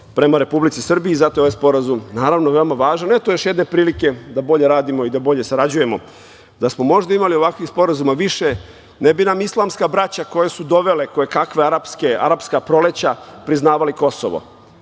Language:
Serbian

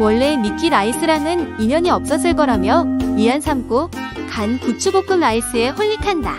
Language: Korean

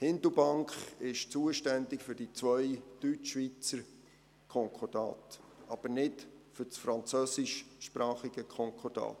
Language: Swiss German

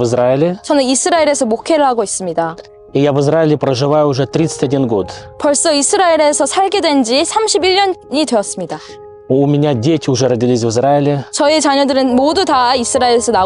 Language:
Korean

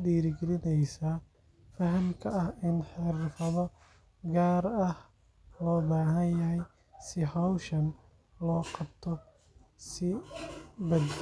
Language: Somali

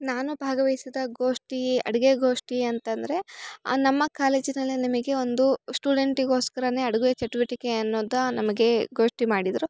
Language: Kannada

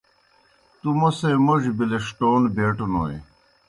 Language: Kohistani Shina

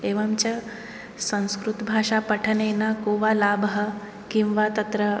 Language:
Sanskrit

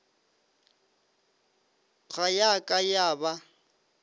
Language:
Northern Sotho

